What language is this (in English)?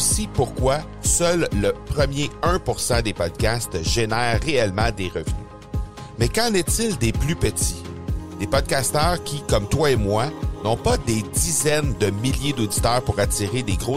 French